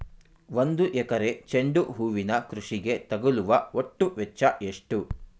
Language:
Kannada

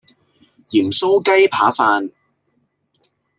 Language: Cantonese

